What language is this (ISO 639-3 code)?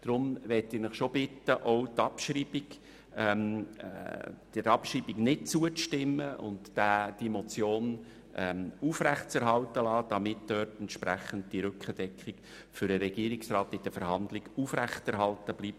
gsw